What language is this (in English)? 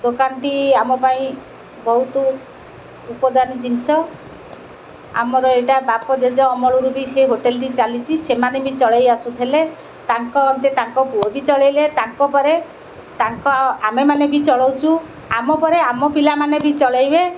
Odia